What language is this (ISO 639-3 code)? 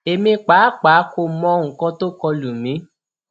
yor